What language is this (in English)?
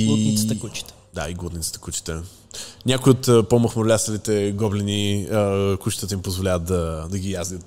Bulgarian